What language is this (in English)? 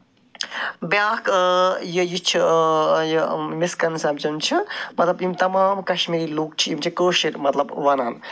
Kashmiri